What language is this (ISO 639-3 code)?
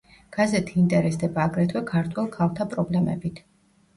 kat